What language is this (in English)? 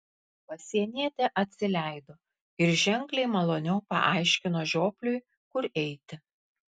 Lithuanian